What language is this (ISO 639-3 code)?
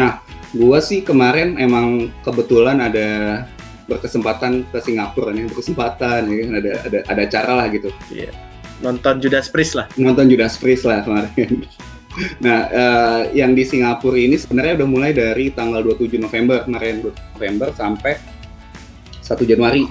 ind